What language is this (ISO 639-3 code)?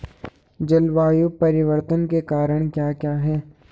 hin